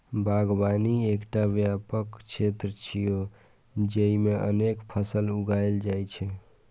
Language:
Maithili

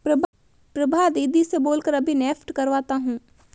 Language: Hindi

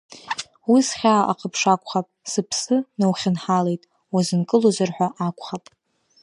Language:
Abkhazian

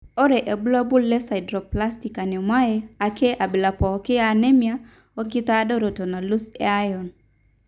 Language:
Masai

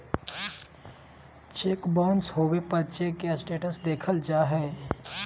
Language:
Magahi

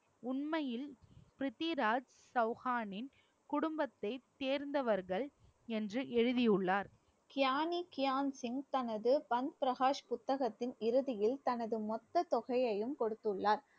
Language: Tamil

